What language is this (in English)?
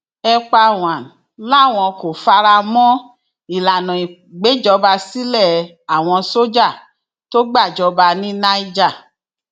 Yoruba